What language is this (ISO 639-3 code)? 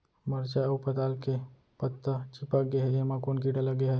hne